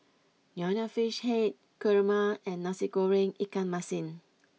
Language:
English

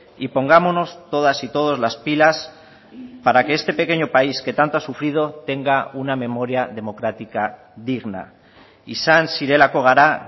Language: Spanish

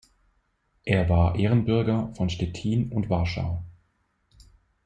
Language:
German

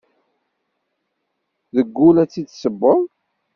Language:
Kabyle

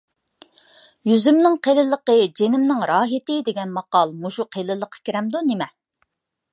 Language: Uyghur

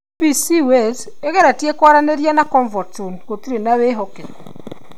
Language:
Kikuyu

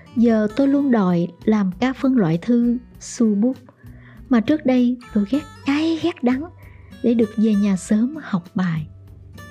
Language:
Vietnamese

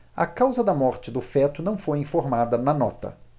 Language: Portuguese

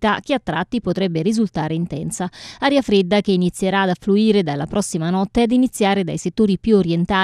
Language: Italian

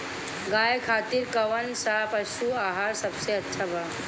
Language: Bhojpuri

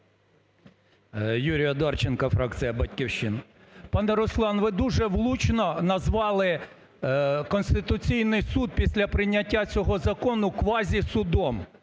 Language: Ukrainian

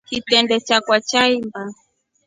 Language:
Rombo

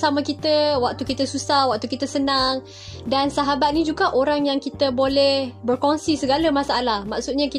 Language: Malay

